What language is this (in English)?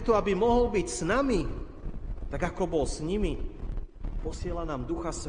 Slovak